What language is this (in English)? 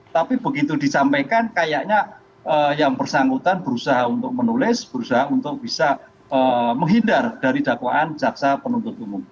Indonesian